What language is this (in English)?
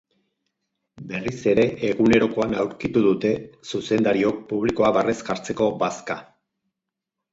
Basque